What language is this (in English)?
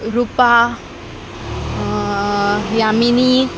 Konkani